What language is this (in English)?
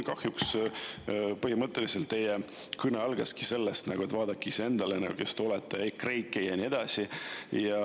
Estonian